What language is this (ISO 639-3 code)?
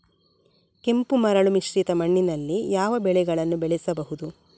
kan